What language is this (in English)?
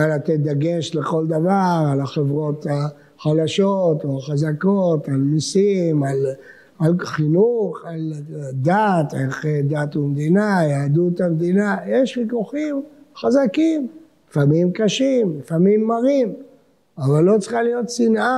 Hebrew